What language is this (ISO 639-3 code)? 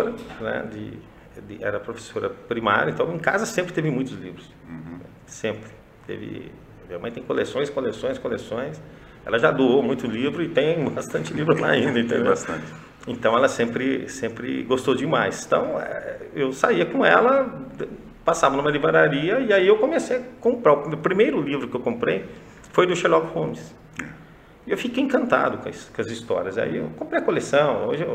por